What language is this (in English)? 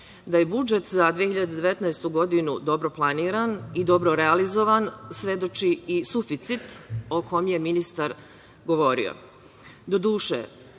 Serbian